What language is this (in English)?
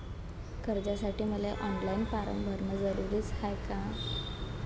Marathi